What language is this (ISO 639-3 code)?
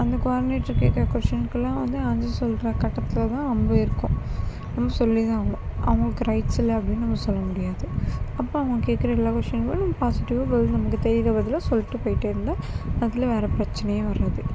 tam